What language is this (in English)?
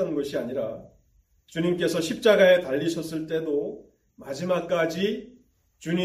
Korean